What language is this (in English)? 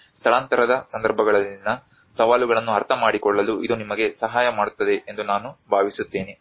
Kannada